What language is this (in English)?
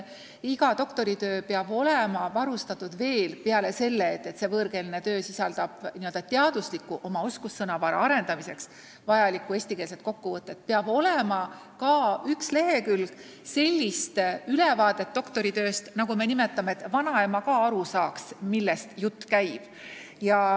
Estonian